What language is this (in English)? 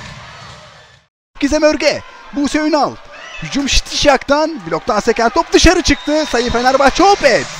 Turkish